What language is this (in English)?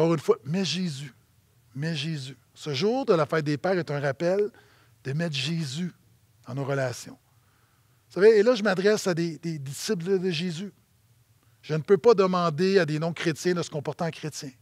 French